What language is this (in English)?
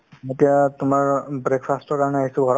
Assamese